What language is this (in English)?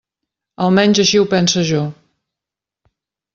Catalan